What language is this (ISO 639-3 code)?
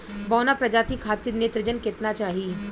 bho